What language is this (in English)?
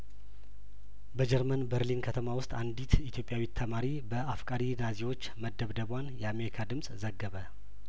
Amharic